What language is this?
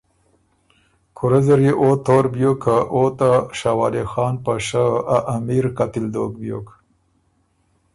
Ormuri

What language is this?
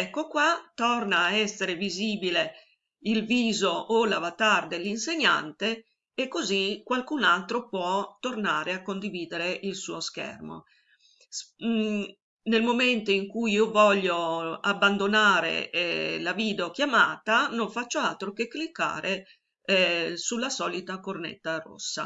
Italian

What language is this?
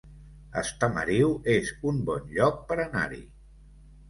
Catalan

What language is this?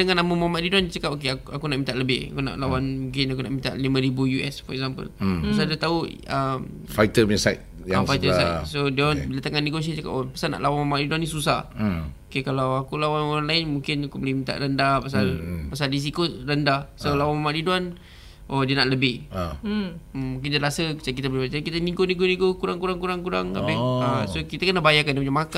Malay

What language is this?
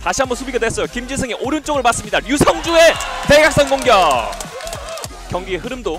Korean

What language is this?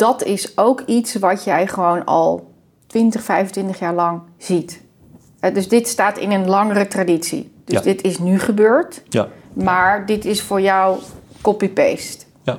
Dutch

